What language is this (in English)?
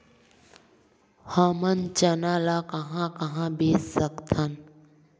Chhattisgarhi